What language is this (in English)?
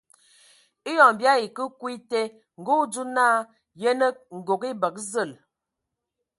Ewondo